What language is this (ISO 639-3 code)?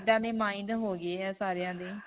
pan